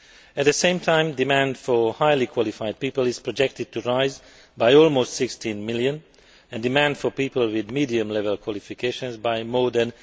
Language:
English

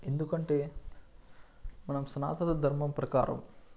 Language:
Telugu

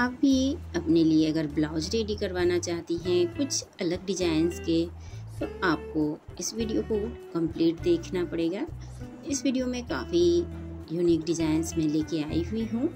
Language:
Hindi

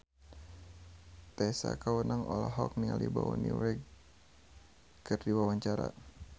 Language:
Sundanese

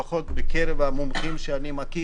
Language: Hebrew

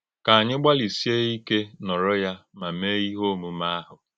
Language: Igbo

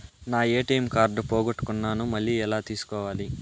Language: Telugu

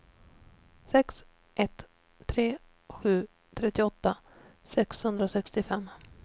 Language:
Swedish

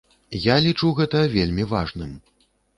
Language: Belarusian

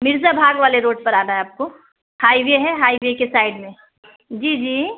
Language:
Urdu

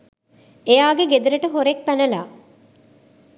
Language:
Sinhala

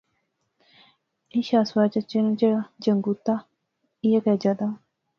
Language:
Pahari-Potwari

